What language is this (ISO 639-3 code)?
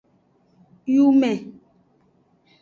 ajg